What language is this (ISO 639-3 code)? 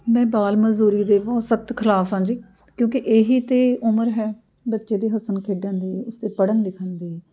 pan